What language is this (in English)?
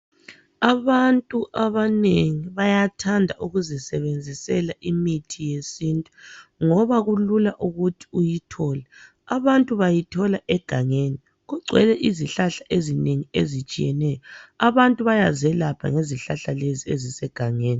North Ndebele